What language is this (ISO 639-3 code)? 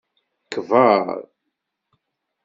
kab